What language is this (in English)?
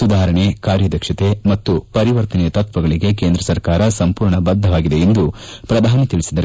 Kannada